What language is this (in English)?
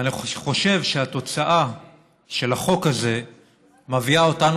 Hebrew